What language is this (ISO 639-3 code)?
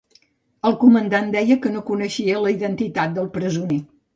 cat